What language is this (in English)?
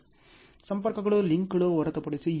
Kannada